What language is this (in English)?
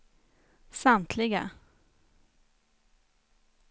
Swedish